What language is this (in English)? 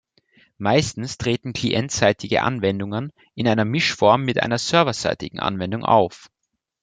German